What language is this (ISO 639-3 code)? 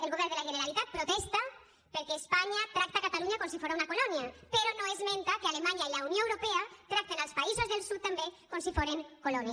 cat